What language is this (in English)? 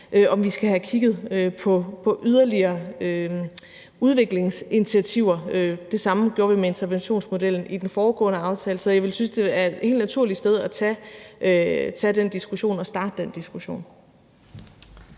Danish